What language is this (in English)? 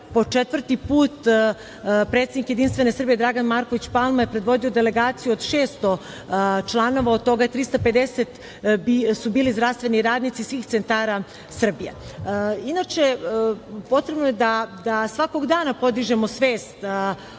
Serbian